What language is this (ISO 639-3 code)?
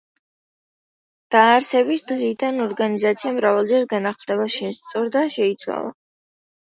kat